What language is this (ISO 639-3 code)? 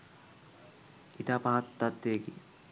sin